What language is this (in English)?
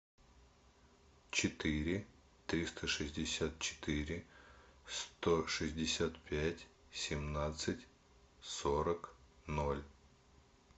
Russian